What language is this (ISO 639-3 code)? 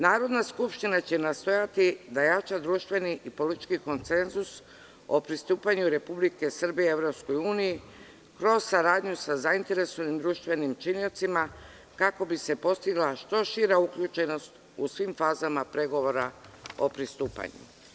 srp